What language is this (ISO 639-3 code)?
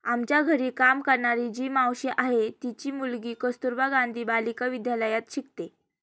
mar